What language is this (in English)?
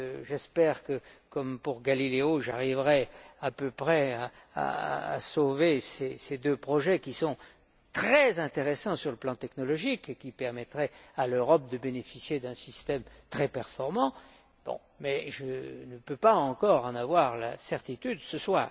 French